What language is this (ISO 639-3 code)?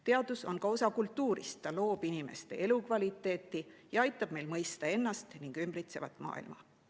est